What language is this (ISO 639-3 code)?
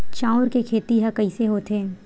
hne